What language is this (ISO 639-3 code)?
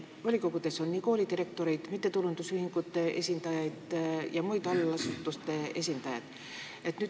est